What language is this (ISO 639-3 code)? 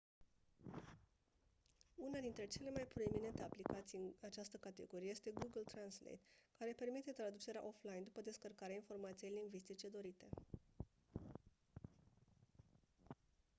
ron